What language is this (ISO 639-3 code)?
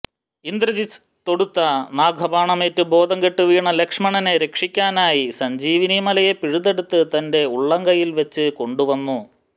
mal